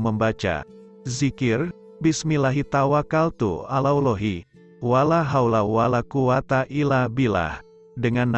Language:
Indonesian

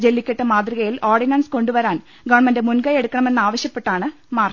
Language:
Malayalam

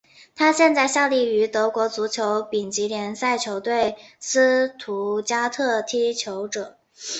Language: Chinese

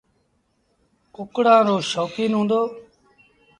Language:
Sindhi Bhil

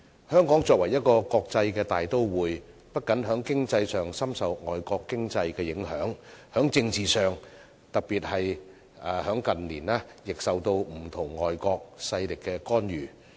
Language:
Cantonese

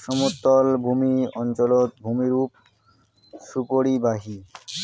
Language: Bangla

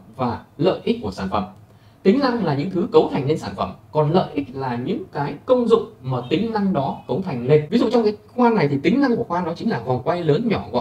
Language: Vietnamese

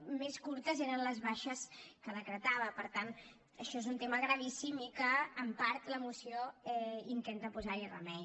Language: Catalan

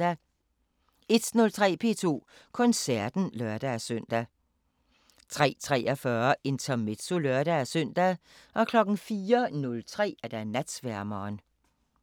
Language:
Danish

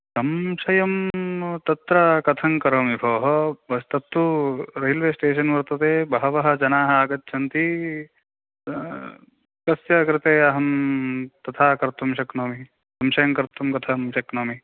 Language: Sanskrit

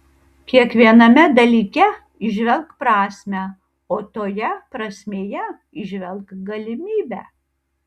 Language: Lithuanian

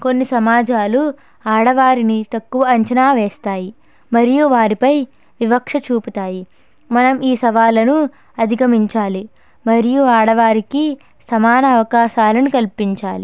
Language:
Telugu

